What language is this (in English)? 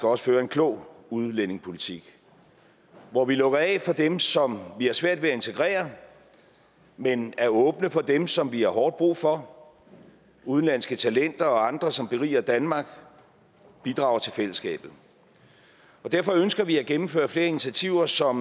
Danish